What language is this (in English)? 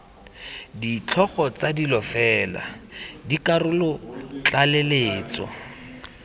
Tswana